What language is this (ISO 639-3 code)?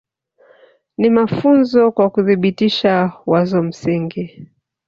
swa